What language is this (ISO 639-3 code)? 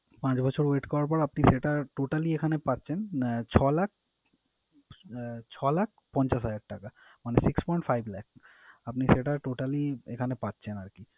ben